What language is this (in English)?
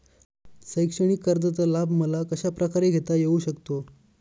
Marathi